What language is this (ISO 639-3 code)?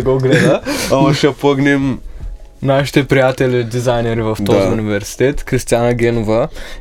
bul